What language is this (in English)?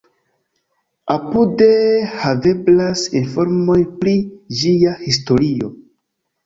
Esperanto